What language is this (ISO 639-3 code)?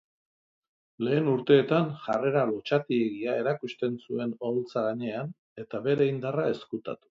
eus